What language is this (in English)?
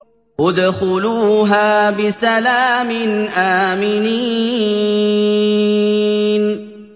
Arabic